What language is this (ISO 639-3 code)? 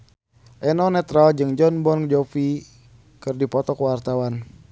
sun